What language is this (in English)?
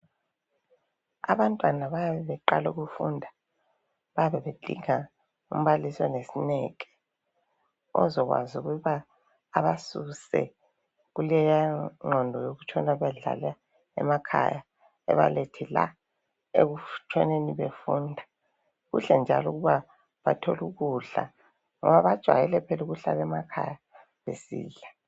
North Ndebele